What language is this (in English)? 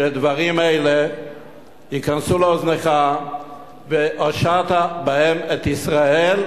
Hebrew